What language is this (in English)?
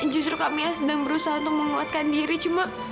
Indonesian